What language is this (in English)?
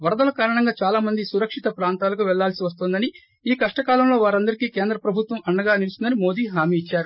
Telugu